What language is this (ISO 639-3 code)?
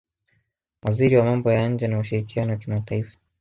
swa